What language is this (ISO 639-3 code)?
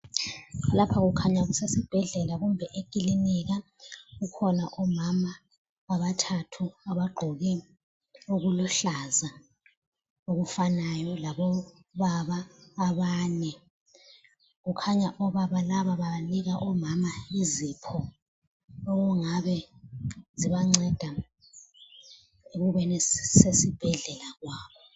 nde